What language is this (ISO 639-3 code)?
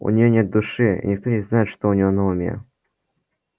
rus